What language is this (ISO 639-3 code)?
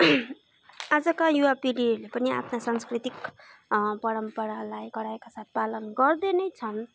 nep